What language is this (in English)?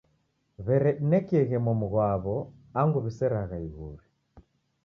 Taita